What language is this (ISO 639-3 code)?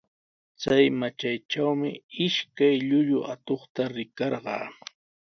qws